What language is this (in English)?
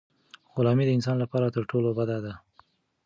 Pashto